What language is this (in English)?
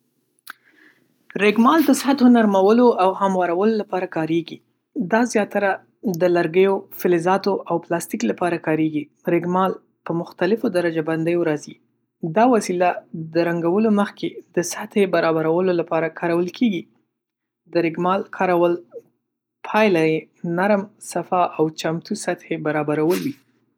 Pashto